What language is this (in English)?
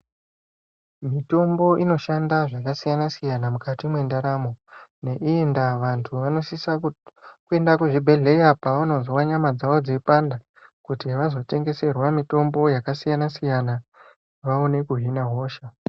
Ndau